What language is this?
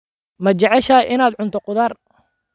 Somali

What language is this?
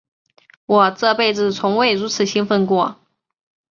Chinese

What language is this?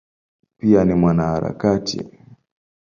Swahili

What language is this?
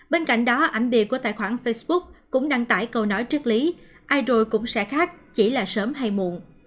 Vietnamese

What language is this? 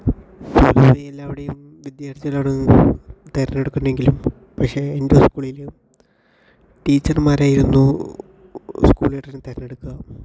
Malayalam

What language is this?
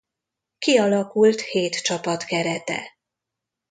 Hungarian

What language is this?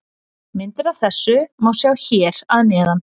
Icelandic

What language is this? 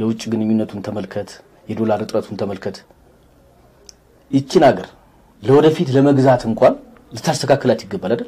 Arabic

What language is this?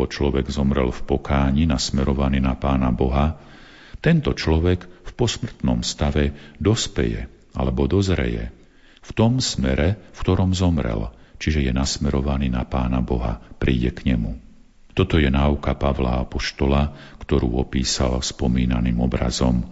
Slovak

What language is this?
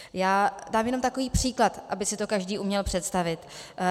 Czech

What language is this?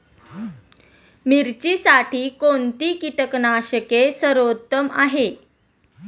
Marathi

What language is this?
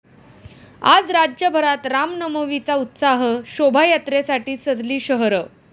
Marathi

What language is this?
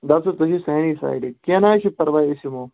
Kashmiri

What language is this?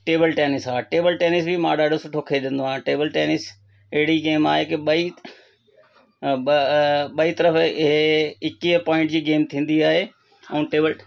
Sindhi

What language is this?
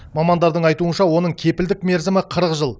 Kazakh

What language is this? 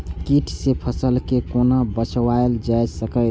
Maithili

